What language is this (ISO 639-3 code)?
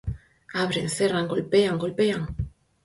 glg